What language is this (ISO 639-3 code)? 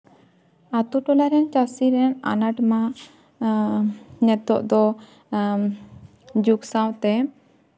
sat